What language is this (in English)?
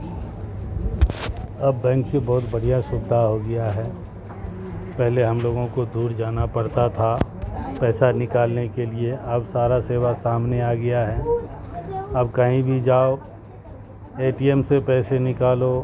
Urdu